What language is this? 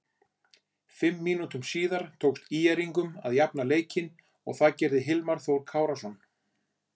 Icelandic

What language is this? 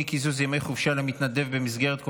Hebrew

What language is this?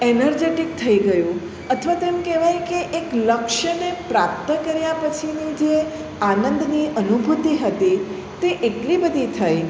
Gujarati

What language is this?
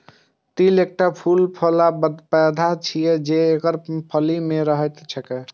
Maithili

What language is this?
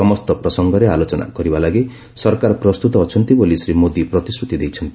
Odia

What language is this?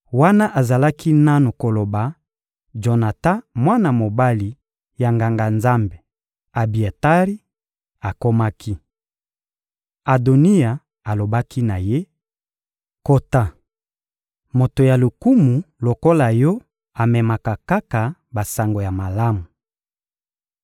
Lingala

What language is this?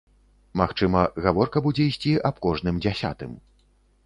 Belarusian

